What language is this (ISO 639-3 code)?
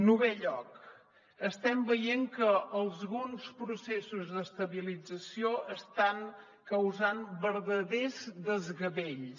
cat